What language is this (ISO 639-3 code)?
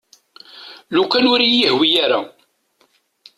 kab